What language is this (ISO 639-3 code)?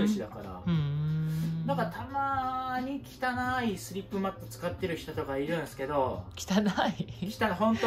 jpn